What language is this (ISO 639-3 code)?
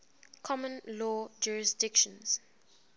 eng